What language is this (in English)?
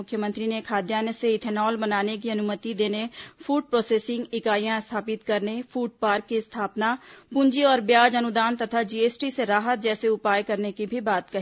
Hindi